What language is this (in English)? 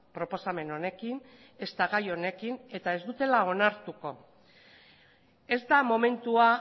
Basque